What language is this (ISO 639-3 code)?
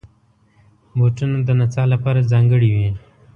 pus